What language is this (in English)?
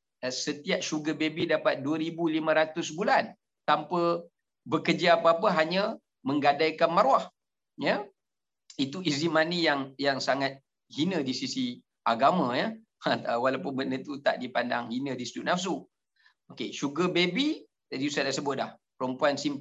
Malay